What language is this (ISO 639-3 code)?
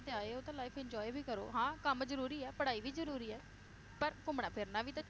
pan